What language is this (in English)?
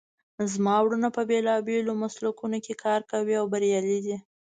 Pashto